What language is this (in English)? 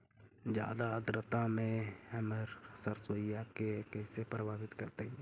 Magahi